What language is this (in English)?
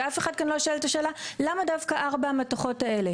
Hebrew